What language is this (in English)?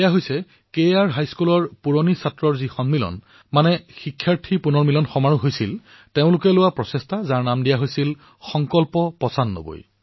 Assamese